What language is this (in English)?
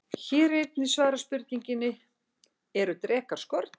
Icelandic